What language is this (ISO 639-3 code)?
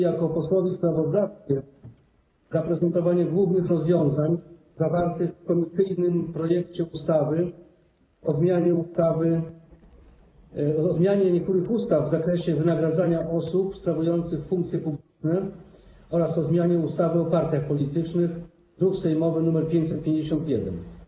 pol